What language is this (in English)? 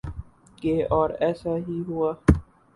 Urdu